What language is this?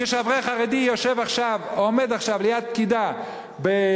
Hebrew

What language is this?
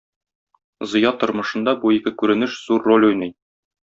Tatar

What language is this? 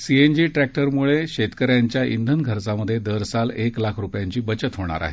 Marathi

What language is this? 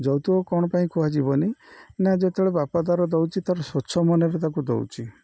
Odia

